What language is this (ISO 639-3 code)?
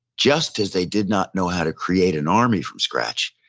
eng